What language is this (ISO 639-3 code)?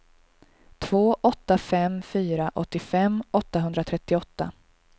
swe